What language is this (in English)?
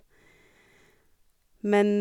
Norwegian